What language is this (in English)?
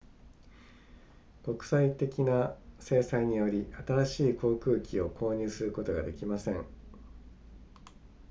Japanese